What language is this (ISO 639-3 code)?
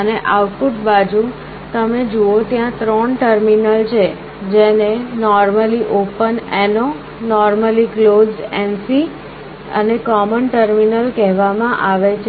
guj